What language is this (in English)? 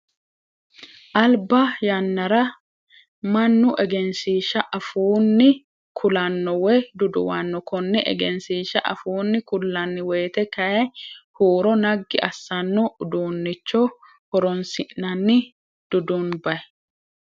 Sidamo